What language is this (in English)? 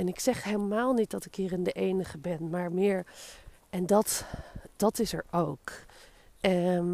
Dutch